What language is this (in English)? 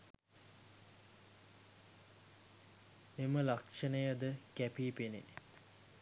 Sinhala